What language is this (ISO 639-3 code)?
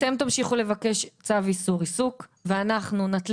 heb